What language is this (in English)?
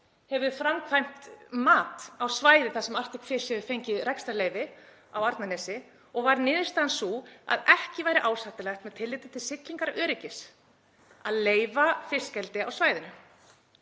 Icelandic